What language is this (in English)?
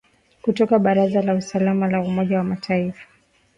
Swahili